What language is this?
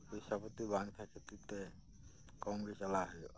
Santali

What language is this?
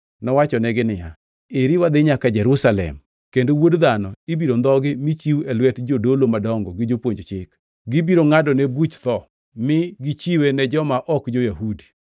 Luo (Kenya and Tanzania)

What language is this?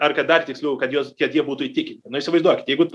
Lithuanian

